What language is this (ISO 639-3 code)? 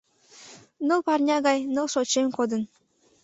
chm